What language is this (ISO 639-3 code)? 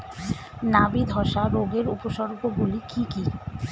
ben